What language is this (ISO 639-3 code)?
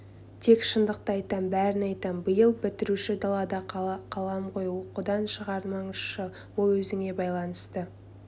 kaz